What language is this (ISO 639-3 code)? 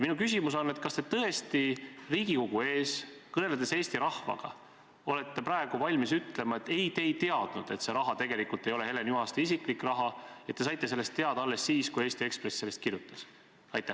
est